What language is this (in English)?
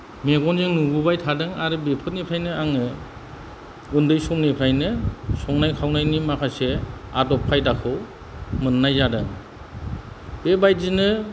Bodo